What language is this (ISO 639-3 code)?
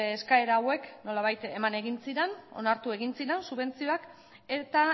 eus